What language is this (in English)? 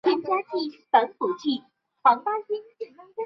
Chinese